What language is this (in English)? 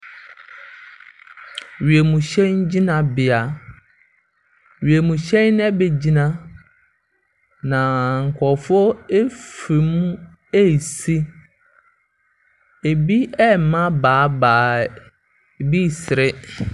Akan